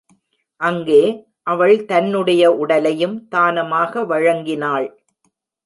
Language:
Tamil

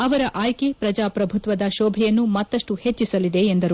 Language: Kannada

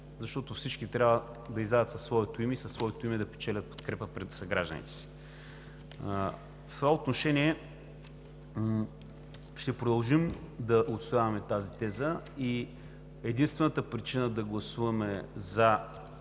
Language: Bulgarian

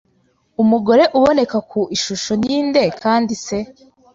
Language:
Kinyarwanda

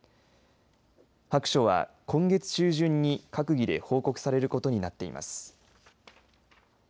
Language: Japanese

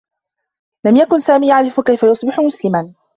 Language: Arabic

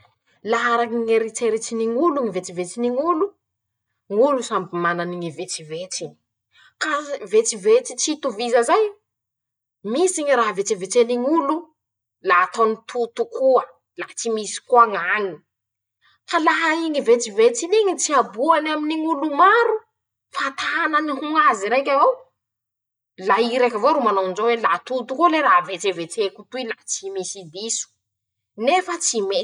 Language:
Masikoro Malagasy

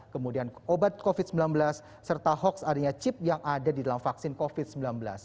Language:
Indonesian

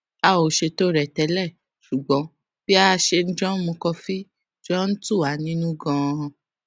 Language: Yoruba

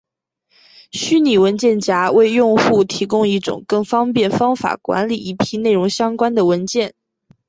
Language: Chinese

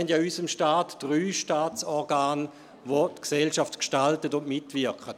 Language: Swiss German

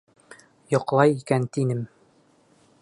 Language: Bashkir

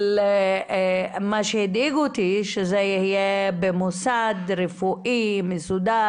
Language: Hebrew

